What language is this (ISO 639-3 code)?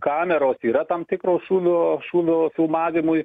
lit